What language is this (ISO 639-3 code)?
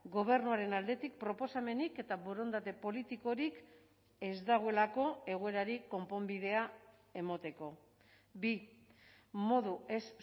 eus